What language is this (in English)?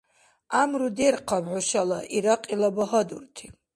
Dargwa